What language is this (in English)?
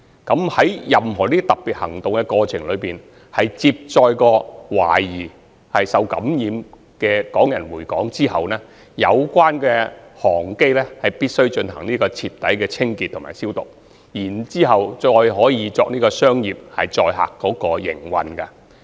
Cantonese